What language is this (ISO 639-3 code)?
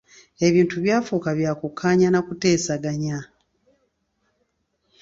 lug